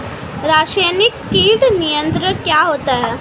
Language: Hindi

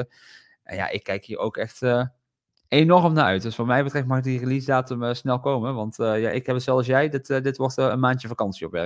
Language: Dutch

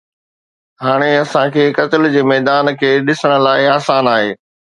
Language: Sindhi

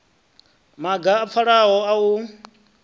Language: Venda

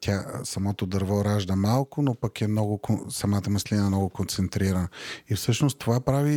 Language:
Bulgarian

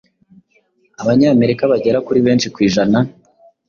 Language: Kinyarwanda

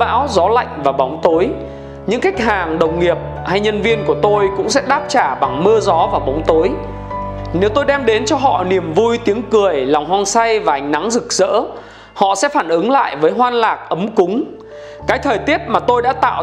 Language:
Vietnamese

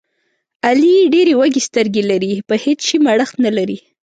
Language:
Pashto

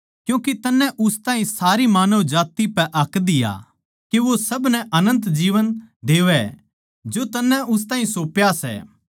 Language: Haryanvi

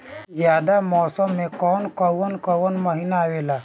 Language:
Bhojpuri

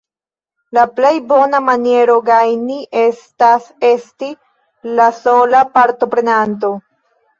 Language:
Esperanto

